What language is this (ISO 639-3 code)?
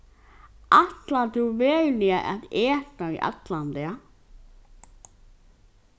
fao